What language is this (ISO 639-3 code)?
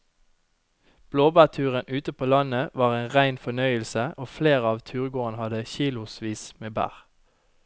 nor